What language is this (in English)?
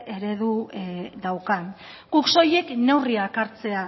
Basque